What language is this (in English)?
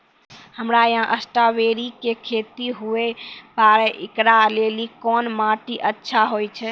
Maithili